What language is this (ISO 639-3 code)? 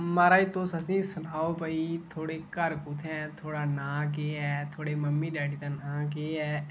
doi